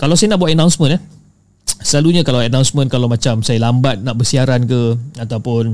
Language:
Malay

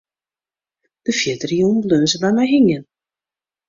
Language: Western Frisian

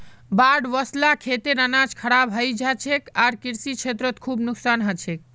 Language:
Magahi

